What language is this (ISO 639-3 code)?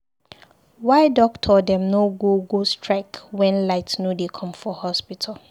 pcm